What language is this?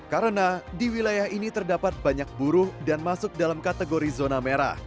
Indonesian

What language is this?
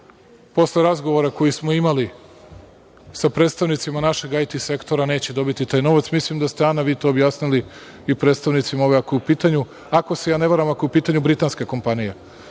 Serbian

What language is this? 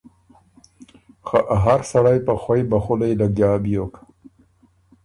Ormuri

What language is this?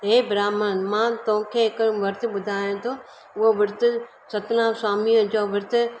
Sindhi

